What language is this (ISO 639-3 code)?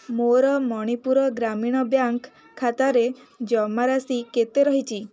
ori